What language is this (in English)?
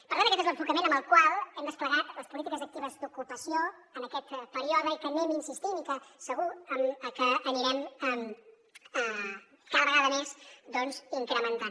Catalan